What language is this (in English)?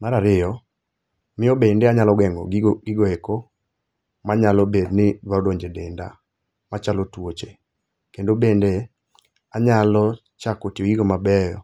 Luo (Kenya and Tanzania)